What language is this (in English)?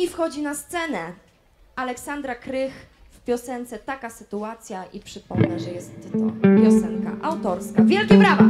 Polish